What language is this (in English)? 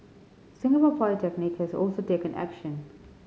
English